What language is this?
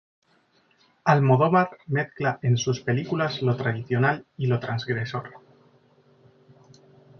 Spanish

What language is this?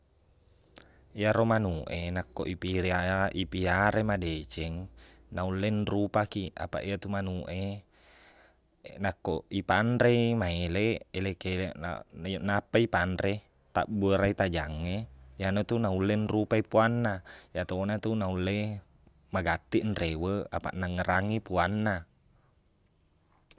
Buginese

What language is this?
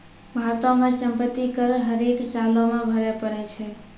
Maithili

